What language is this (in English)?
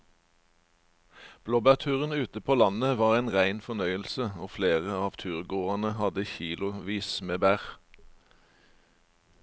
Norwegian